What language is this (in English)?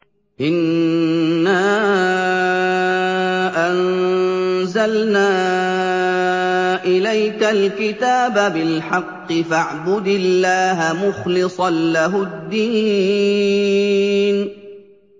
Arabic